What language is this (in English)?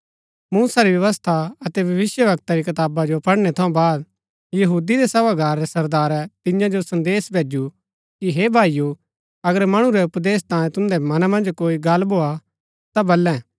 Gaddi